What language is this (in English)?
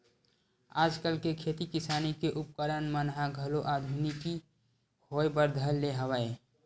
Chhattisgarhi